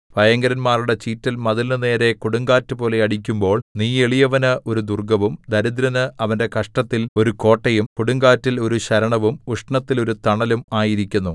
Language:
Malayalam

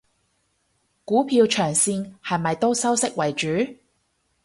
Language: Cantonese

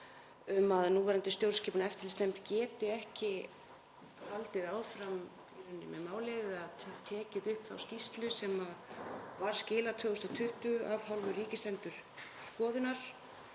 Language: Icelandic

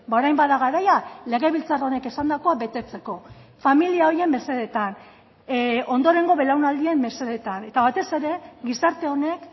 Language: Basque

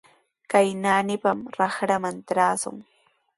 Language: Sihuas Ancash Quechua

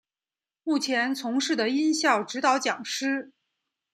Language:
Chinese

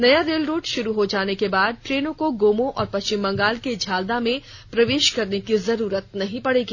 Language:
Hindi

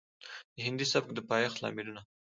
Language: Pashto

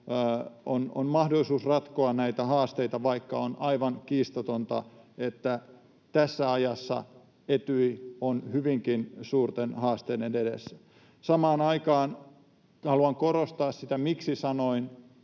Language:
Finnish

